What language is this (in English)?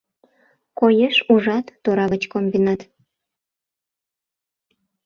Mari